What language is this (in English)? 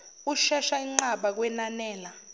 Zulu